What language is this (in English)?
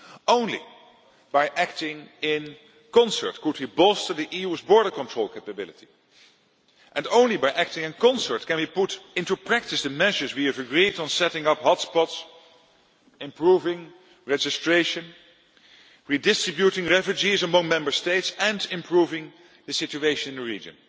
English